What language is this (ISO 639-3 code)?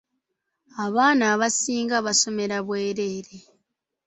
lug